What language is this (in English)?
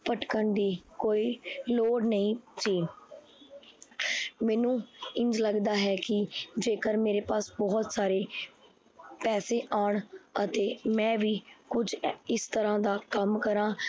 Punjabi